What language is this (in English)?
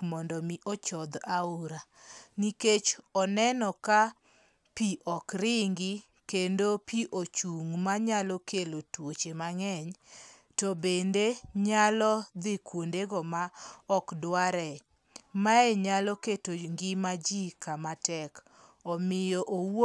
Luo (Kenya and Tanzania)